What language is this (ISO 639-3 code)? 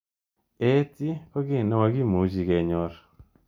kln